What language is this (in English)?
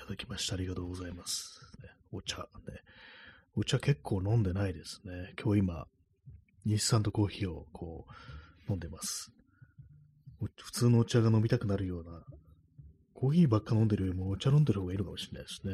Japanese